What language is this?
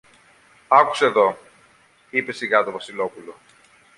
Greek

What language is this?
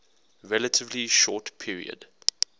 English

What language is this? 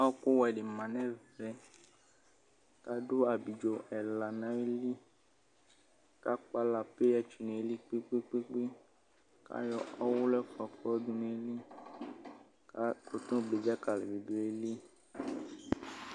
Ikposo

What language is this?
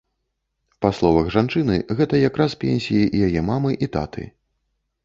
Belarusian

